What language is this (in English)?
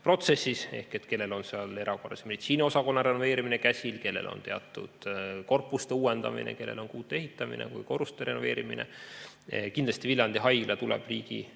Estonian